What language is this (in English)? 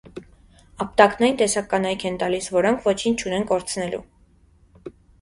Armenian